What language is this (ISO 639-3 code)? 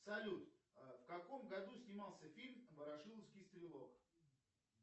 rus